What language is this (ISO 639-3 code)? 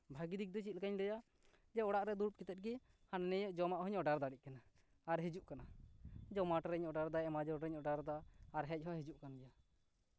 sat